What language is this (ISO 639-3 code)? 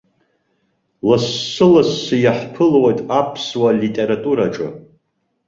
abk